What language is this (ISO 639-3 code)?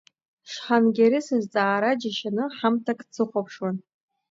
abk